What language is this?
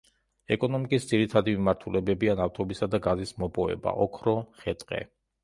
Georgian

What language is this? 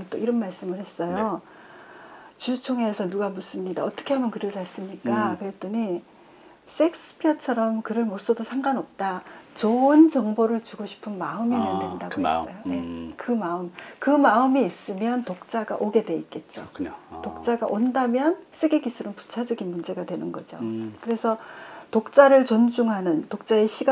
Korean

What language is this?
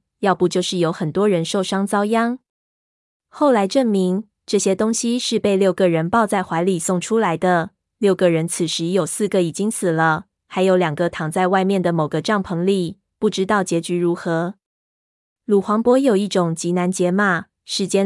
Chinese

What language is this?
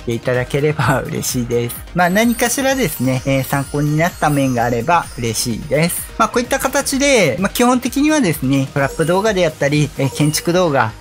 Japanese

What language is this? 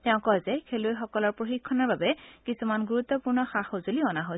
Assamese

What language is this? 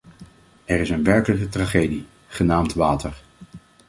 Dutch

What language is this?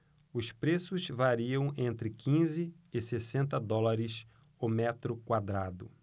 Portuguese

